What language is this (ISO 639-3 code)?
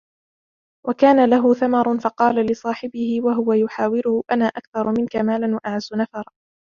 ara